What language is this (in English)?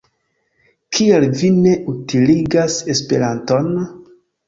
Esperanto